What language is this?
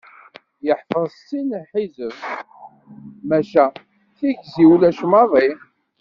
Kabyle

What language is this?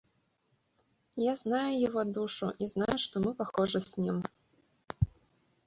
Russian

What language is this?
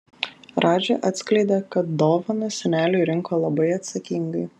Lithuanian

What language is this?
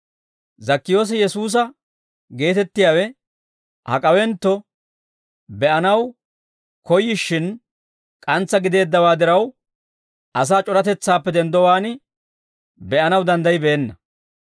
Dawro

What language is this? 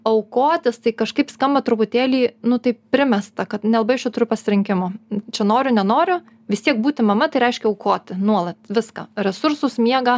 Lithuanian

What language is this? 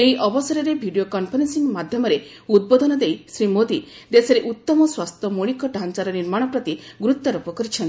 Odia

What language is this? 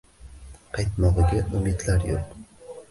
Uzbek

